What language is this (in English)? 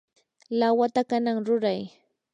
Yanahuanca Pasco Quechua